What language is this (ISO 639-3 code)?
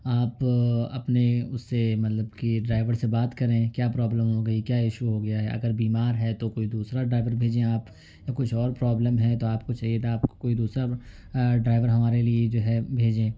urd